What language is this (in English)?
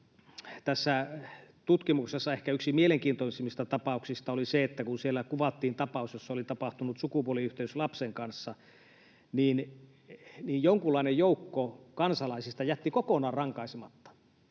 Finnish